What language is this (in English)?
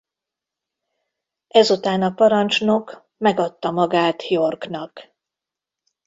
Hungarian